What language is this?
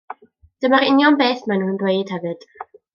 Welsh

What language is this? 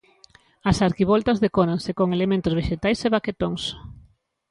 Galician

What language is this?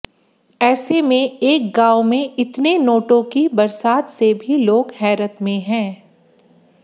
Hindi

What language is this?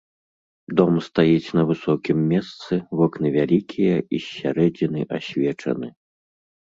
Belarusian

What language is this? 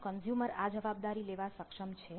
Gujarati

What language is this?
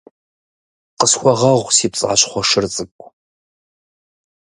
Kabardian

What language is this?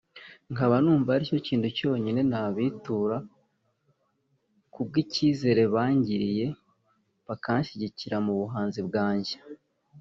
Kinyarwanda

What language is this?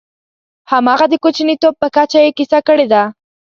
Pashto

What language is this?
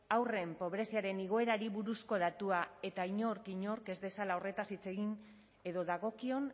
Basque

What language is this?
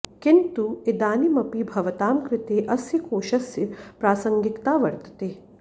Sanskrit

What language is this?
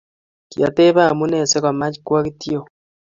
Kalenjin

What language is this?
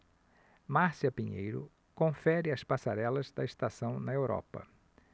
Portuguese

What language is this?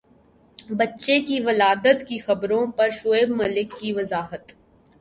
Urdu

